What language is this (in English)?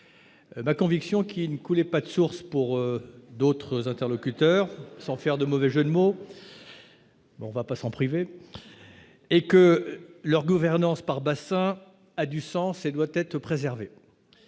French